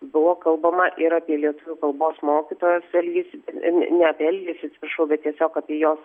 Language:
Lithuanian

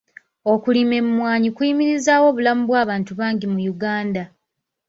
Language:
Ganda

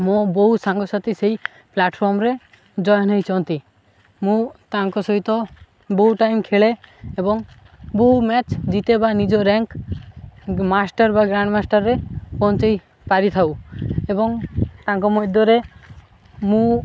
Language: Odia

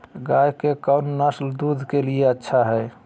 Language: Magahi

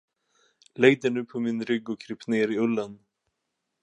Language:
Swedish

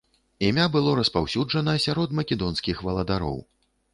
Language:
Belarusian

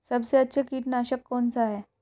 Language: Hindi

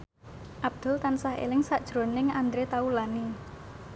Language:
Javanese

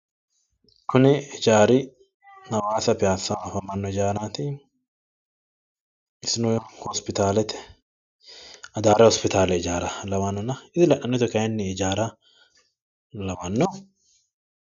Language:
Sidamo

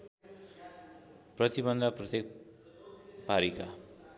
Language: Nepali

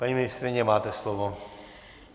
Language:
Czech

